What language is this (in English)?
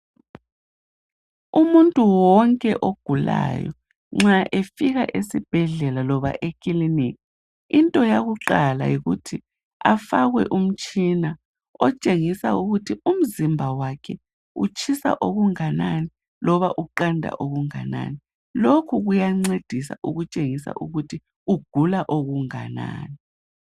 North Ndebele